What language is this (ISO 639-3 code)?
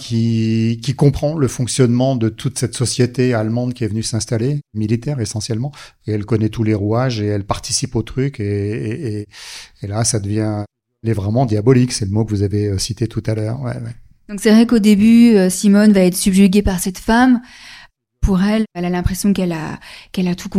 fra